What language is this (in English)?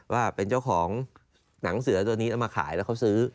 Thai